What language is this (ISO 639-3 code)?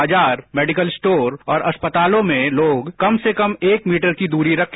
hin